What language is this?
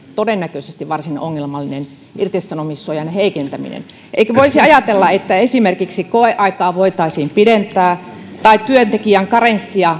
Finnish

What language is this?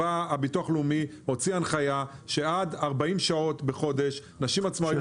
Hebrew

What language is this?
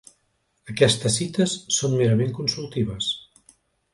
Catalan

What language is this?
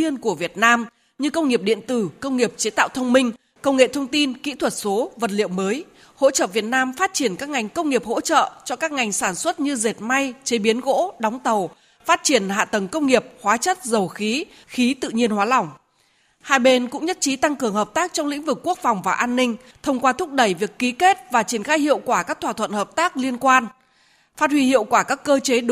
Vietnamese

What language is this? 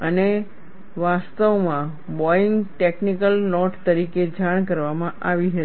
Gujarati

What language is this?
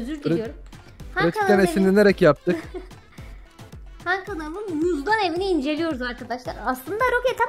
Turkish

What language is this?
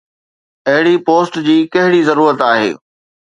Sindhi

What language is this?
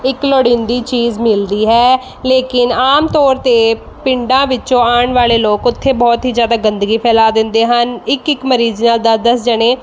Punjabi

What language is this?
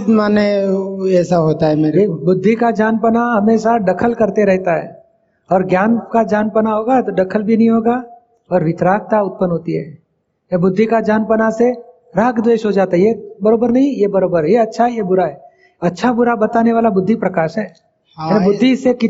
Hindi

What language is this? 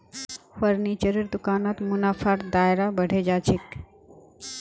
Magahi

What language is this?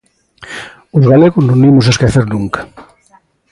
Galician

